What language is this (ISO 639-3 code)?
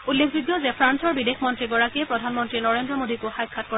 asm